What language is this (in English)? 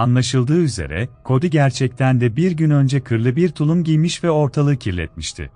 Turkish